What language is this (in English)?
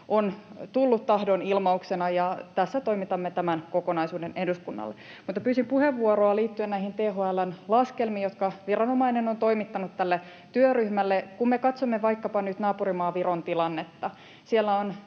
Finnish